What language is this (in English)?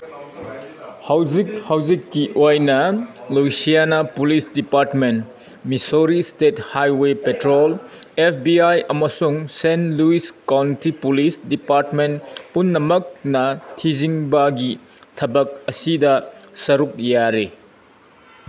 Manipuri